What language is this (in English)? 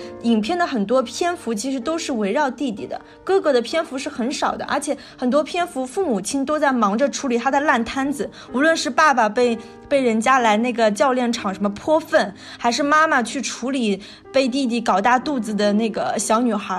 Chinese